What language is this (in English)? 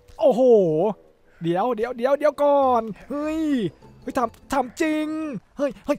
Thai